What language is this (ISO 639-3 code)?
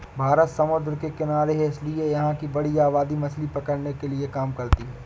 hin